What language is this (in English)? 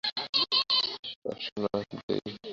Bangla